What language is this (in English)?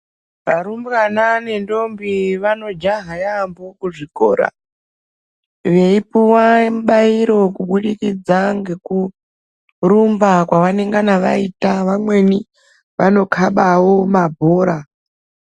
Ndau